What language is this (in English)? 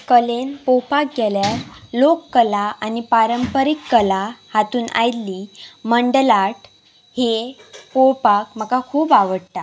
Konkani